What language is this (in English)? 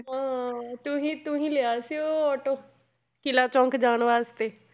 Punjabi